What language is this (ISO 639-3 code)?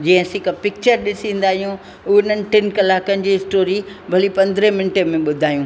snd